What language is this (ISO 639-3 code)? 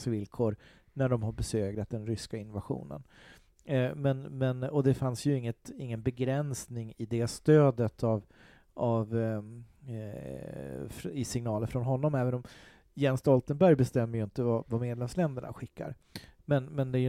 swe